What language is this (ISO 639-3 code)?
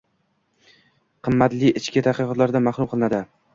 uzb